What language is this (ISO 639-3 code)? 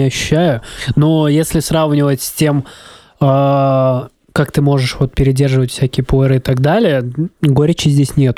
rus